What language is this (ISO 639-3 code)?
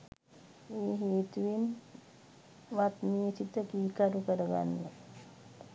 sin